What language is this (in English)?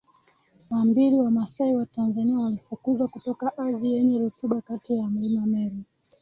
Swahili